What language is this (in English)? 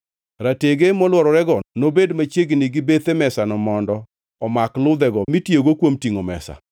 Luo (Kenya and Tanzania)